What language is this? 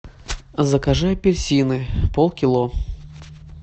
Russian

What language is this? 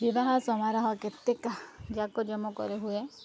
Odia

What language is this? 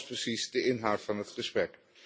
Dutch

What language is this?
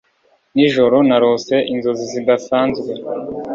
Kinyarwanda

